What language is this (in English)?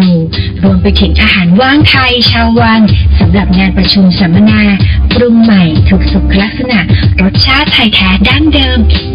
Thai